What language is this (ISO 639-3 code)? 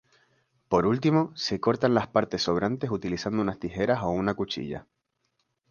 spa